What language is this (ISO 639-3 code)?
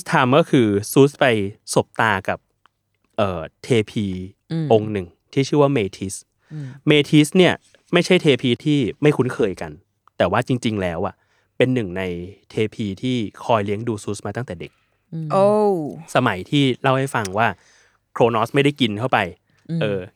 tha